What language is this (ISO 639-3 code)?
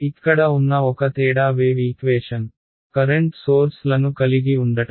tel